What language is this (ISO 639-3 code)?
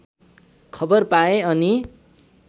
nep